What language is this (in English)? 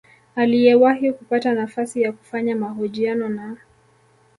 Swahili